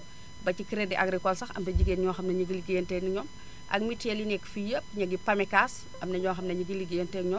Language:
Wolof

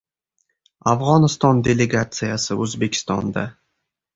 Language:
Uzbek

